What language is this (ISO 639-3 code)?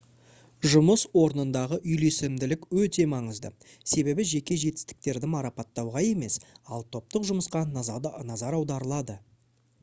kaz